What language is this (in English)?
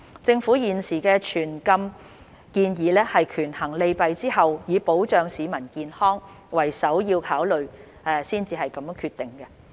Cantonese